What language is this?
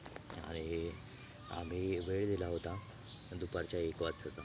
Marathi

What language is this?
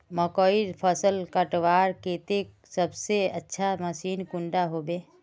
Magahi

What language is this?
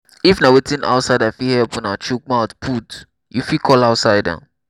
Nigerian Pidgin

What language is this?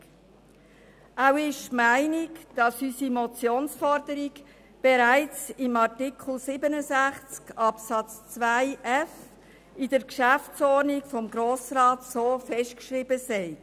Swiss German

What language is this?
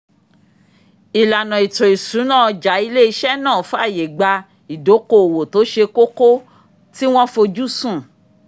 Yoruba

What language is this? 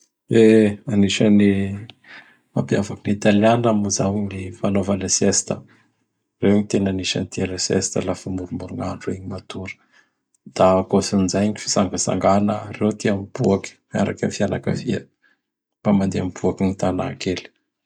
Bara Malagasy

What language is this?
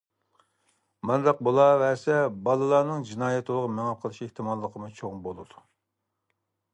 Uyghur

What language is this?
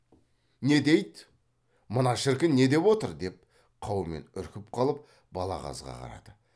Kazakh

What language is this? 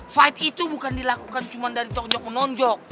Indonesian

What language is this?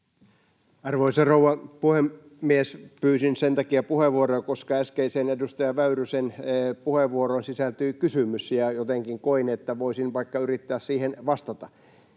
Finnish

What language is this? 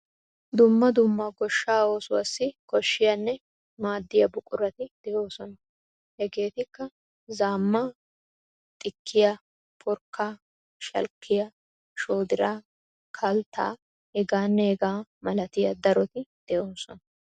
Wolaytta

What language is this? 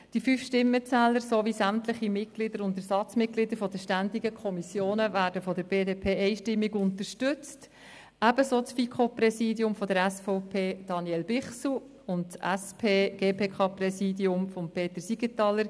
Swiss German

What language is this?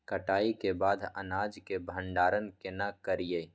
Maithili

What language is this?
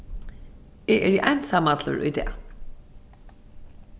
Faroese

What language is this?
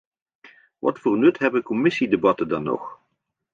Dutch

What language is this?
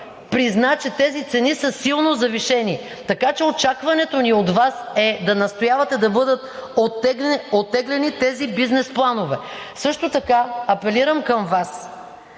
Bulgarian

